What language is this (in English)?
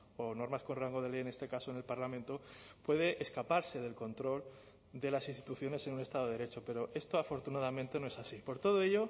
Spanish